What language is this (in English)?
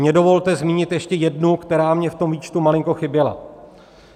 Czech